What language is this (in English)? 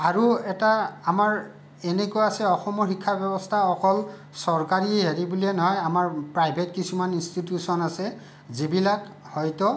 Assamese